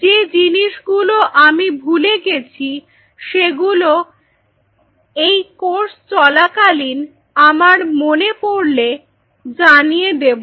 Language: Bangla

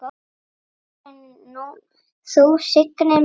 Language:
Icelandic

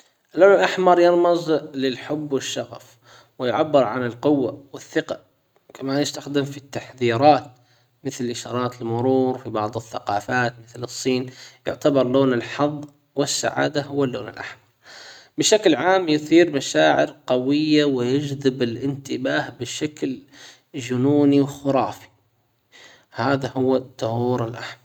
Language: Hijazi Arabic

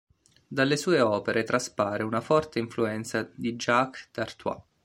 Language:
Italian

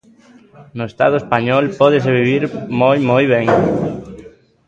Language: Galician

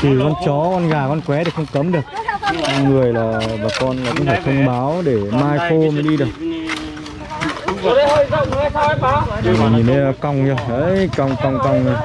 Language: Vietnamese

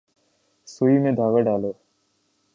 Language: Urdu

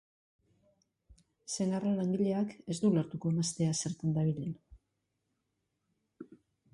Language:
Basque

